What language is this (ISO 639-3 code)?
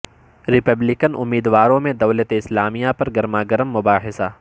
urd